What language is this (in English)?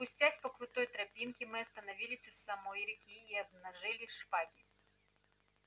Russian